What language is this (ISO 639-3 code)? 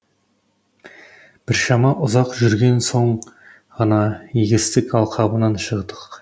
kaz